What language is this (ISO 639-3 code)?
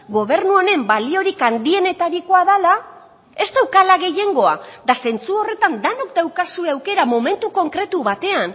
eus